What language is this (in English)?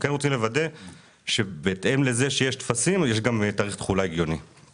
Hebrew